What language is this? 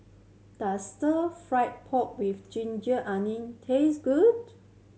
English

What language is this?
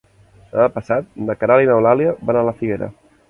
Catalan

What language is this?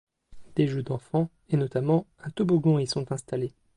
French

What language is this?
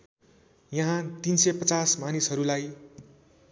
Nepali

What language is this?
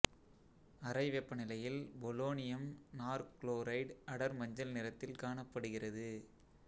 Tamil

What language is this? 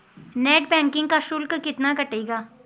Hindi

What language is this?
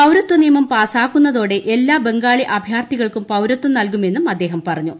Malayalam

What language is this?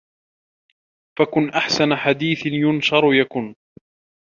Arabic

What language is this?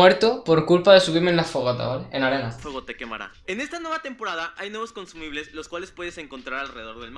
Spanish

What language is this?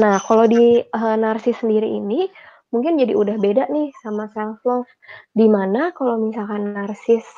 Indonesian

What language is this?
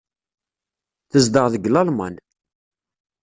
Kabyle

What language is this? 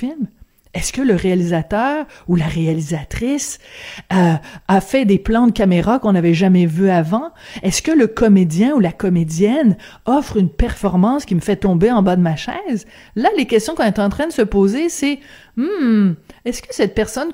French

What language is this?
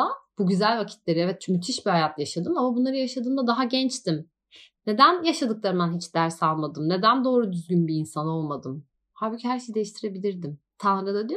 Turkish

